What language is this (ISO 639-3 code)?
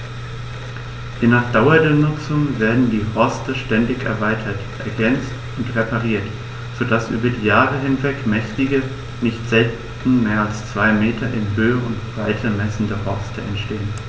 deu